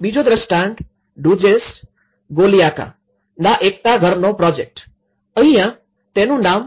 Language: Gujarati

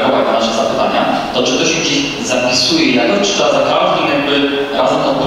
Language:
Polish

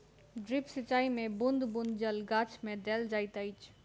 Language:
Maithili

